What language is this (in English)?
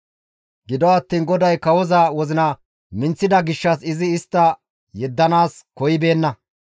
Gamo